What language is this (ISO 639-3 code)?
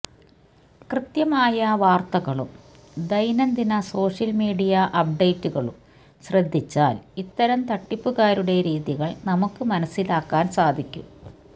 mal